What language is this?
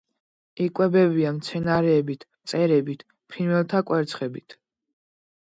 Georgian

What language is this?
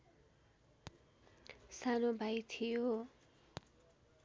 Nepali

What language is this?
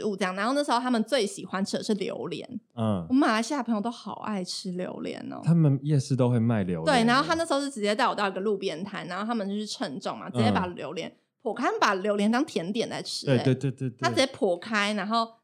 Chinese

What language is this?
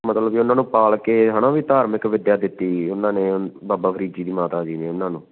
Punjabi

